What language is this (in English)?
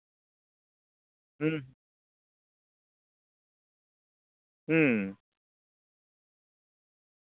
Santali